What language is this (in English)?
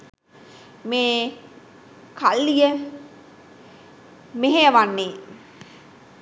Sinhala